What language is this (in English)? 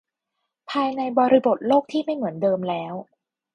Thai